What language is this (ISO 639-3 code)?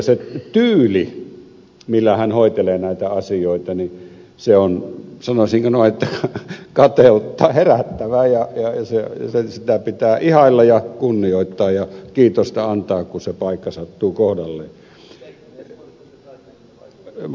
fin